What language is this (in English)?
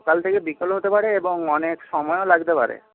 Bangla